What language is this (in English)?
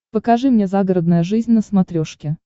Russian